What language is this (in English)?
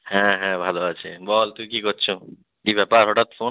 Bangla